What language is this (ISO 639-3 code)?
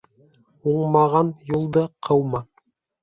bak